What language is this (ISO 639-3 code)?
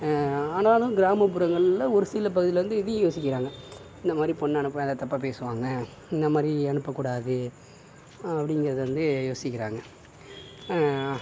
tam